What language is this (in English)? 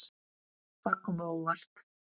Icelandic